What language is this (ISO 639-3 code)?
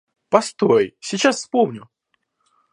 rus